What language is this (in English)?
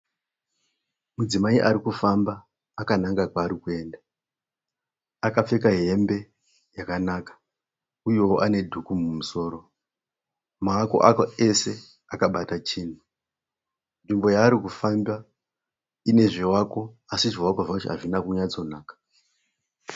Shona